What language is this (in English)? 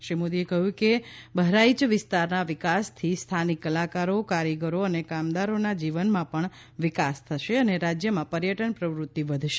Gujarati